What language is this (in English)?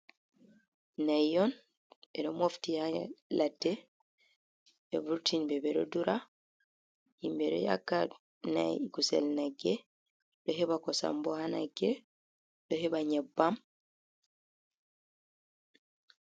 Fula